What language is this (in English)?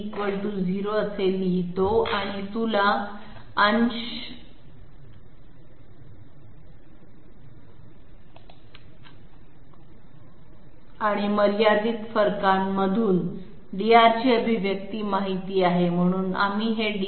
Marathi